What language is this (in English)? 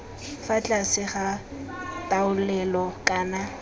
Tswana